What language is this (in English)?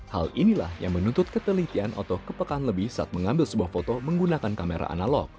Indonesian